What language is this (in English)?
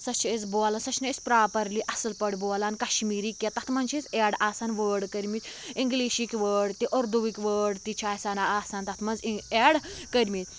Kashmiri